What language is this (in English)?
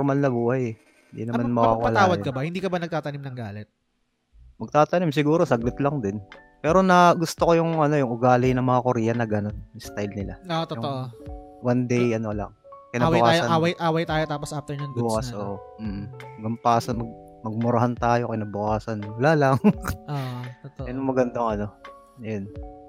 Filipino